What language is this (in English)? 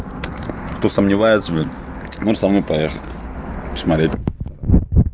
Russian